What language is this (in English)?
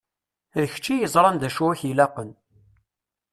Kabyle